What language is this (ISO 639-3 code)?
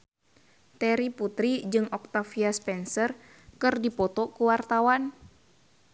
sun